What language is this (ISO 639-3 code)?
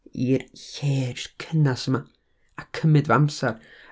cym